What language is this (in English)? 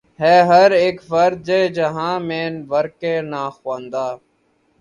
Urdu